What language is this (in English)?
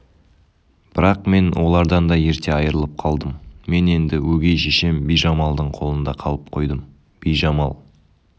Kazakh